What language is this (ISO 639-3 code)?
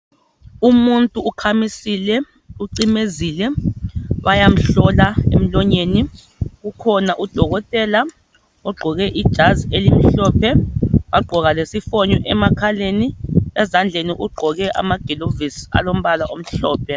nde